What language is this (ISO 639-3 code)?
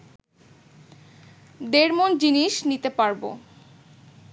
ben